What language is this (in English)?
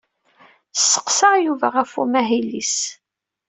Kabyle